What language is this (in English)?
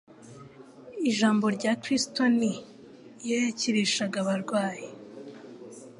Kinyarwanda